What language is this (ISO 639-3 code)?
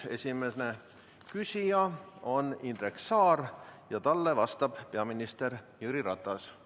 est